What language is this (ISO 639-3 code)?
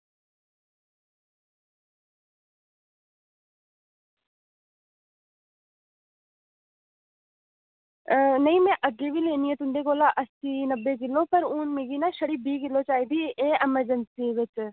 doi